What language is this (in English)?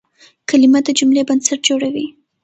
Pashto